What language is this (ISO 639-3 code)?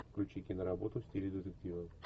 rus